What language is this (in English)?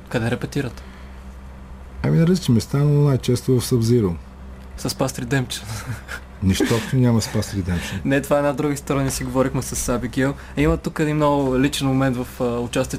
Bulgarian